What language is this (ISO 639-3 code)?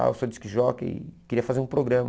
por